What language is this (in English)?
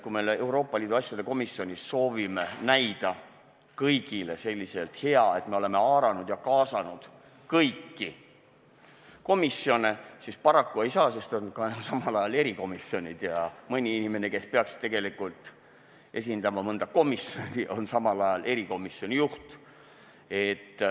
Estonian